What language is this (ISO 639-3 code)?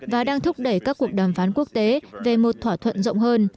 vie